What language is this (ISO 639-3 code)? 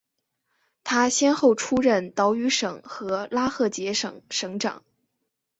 zho